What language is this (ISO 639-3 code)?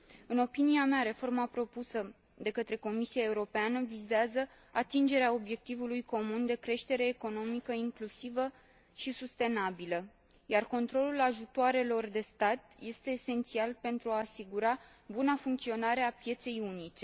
ron